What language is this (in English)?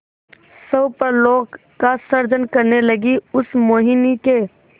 Hindi